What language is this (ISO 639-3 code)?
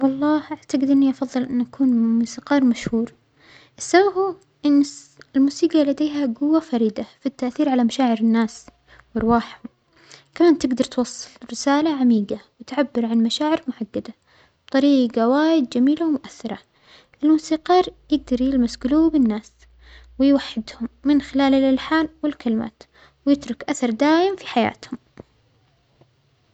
acx